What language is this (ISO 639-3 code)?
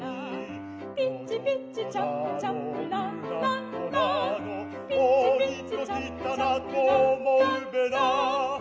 jpn